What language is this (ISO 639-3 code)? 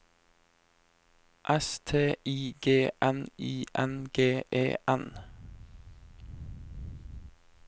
nor